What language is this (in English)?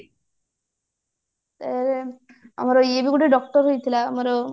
Odia